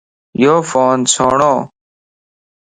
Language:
Lasi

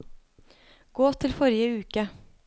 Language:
Norwegian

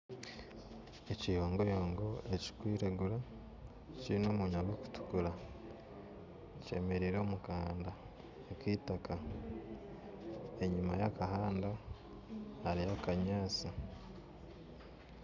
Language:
Nyankole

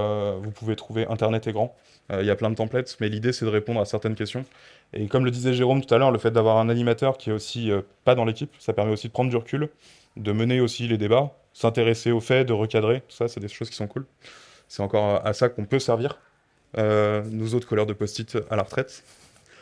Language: French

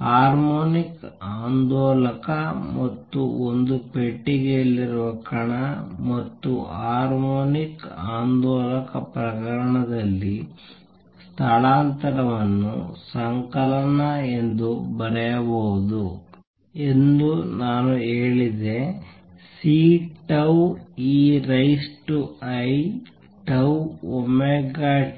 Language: Kannada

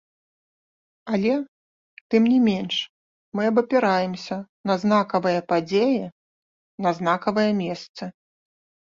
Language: Belarusian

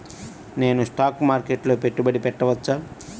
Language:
Telugu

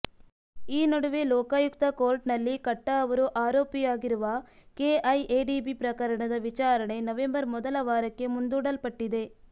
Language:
Kannada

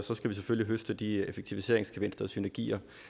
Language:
Danish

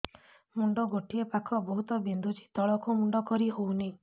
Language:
Odia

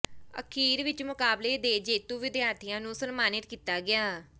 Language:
Punjabi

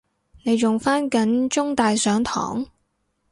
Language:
Cantonese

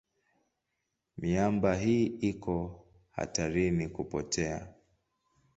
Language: Swahili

